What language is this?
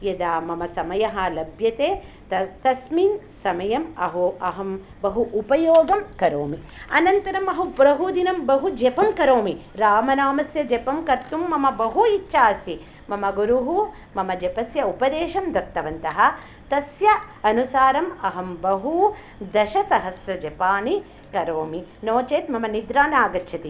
Sanskrit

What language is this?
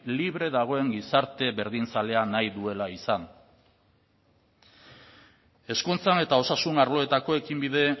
Basque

